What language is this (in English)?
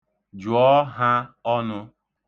Igbo